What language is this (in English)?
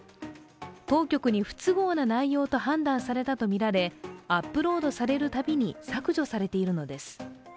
Japanese